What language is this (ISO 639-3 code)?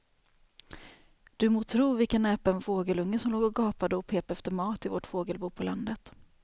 swe